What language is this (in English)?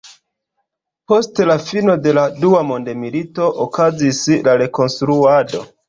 Esperanto